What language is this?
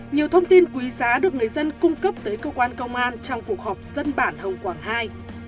Vietnamese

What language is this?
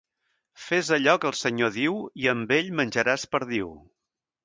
Catalan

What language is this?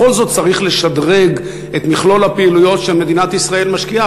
Hebrew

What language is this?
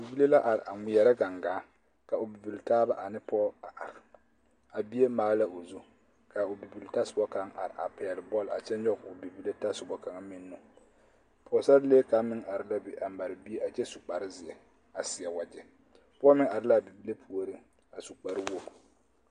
Southern Dagaare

